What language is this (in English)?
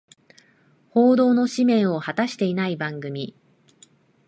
Japanese